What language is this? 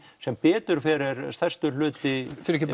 Icelandic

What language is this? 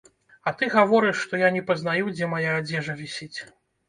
Belarusian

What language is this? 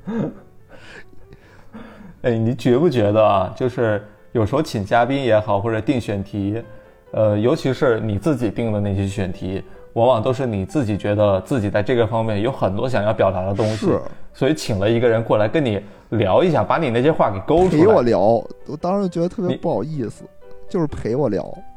Chinese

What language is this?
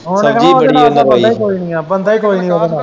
Punjabi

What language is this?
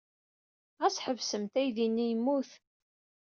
Kabyle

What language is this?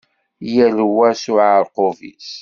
Kabyle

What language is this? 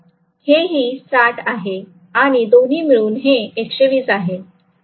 Marathi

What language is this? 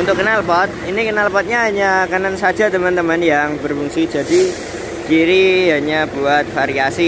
Indonesian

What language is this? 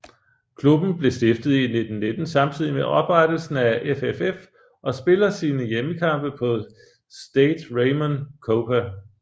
Danish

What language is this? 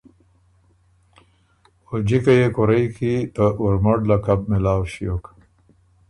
Ormuri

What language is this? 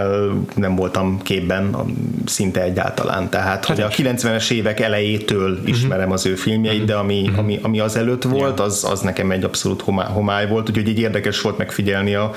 Hungarian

